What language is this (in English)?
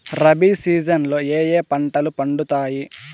Telugu